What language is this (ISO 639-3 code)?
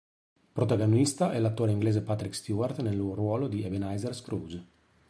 ita